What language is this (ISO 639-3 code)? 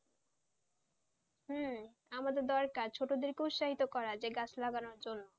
ben